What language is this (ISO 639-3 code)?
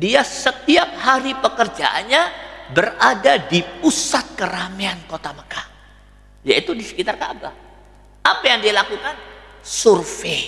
ind